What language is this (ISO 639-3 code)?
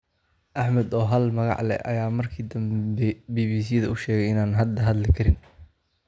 som